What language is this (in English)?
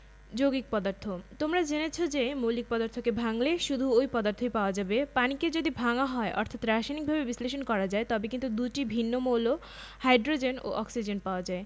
Bangla